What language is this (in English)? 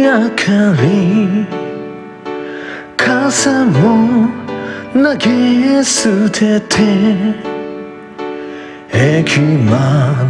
Indonesian